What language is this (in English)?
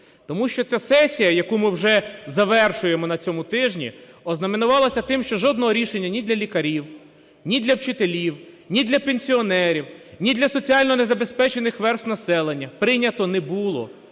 Ukrainian